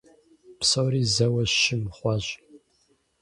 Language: Kabardian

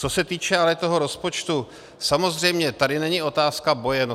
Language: Czech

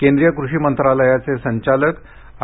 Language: Marathi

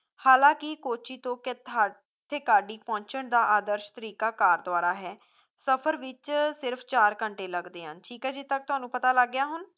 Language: Punjabi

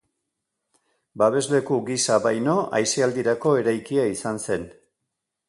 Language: Basque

